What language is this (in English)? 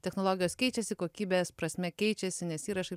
Lithuanian